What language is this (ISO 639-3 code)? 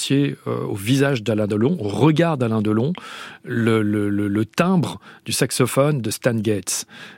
fra